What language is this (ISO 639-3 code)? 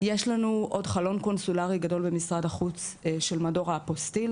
heb